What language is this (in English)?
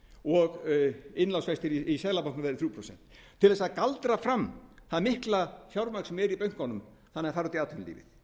Icelandic